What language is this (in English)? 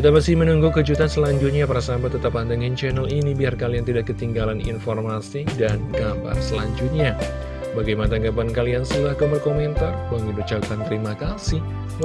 Indonesian